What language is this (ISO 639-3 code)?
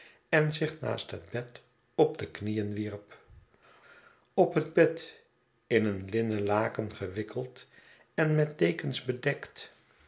nld